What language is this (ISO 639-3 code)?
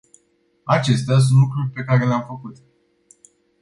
ron